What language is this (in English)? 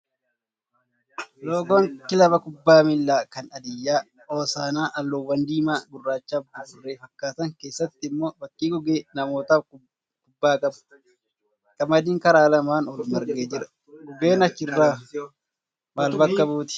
Oromo